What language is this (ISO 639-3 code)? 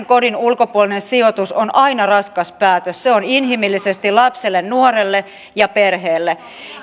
fin